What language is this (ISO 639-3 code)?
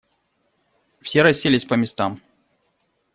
rus